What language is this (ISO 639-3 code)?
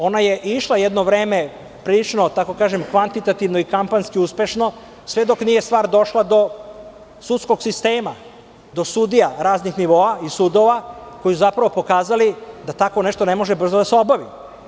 srp